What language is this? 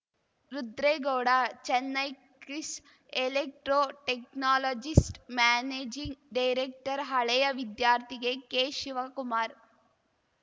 Kannada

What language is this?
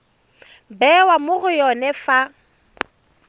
Tswana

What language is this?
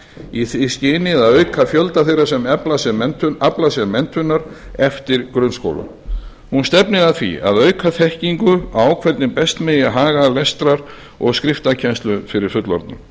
Icelandic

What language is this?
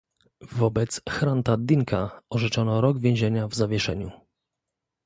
Polish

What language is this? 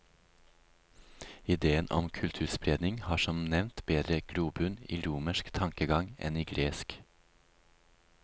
Norwegian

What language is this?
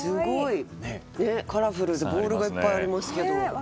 Japanese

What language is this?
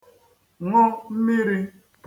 Igbo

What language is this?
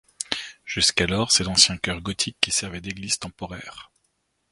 French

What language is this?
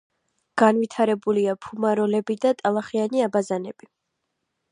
Georgian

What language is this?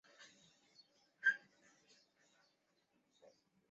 Chinese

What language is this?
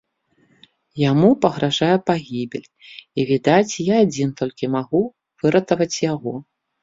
Belarusian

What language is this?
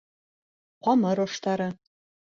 Bashkir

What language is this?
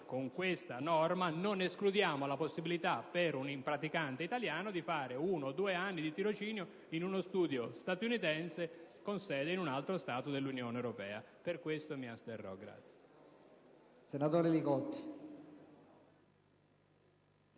Italian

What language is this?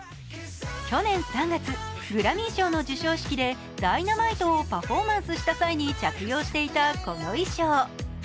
Japanese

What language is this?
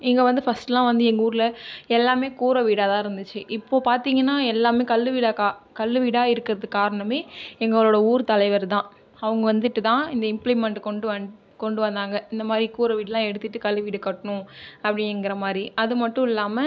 Tamil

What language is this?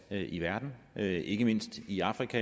Danish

